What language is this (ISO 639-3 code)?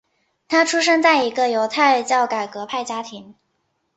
zho